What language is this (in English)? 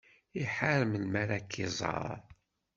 Kabyle